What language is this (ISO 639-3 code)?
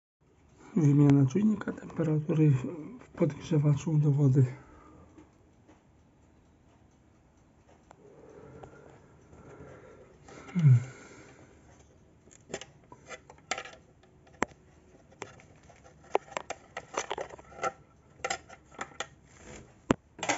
pol